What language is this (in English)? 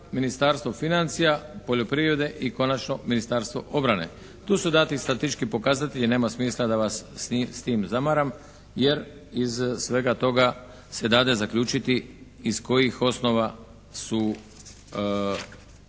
Croatian